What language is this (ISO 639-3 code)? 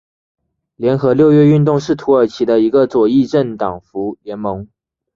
zho